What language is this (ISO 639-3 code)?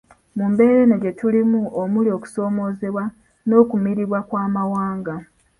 lug